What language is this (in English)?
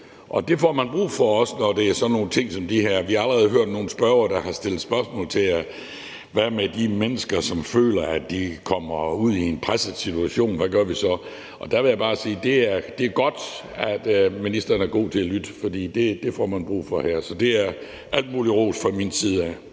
Danish